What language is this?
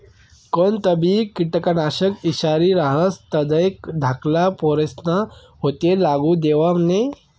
Marathi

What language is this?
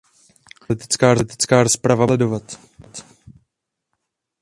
Czech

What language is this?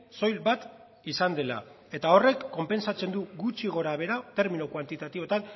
Basque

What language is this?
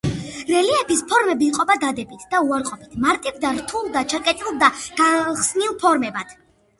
Georgian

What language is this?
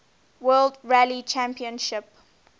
English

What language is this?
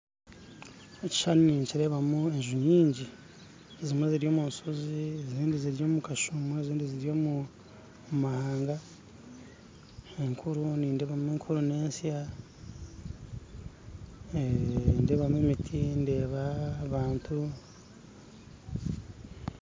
Nyankole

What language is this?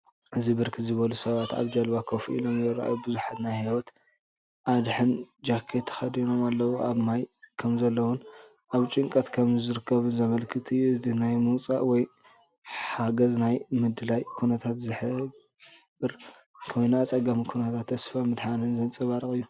Tigrinya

